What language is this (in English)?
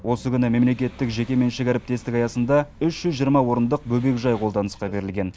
Kazakh